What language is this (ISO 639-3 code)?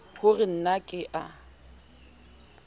sot